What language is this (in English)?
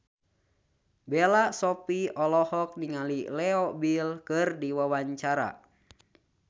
Sundanese